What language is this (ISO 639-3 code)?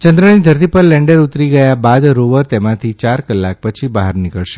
guj